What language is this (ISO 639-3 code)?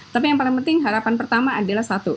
ind